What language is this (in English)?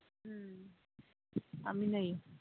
Manipuri